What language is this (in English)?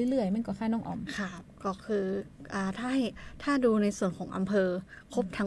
Thai